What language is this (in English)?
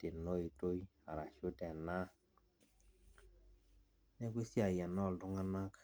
Masai